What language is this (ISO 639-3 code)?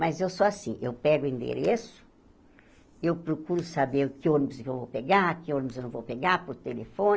por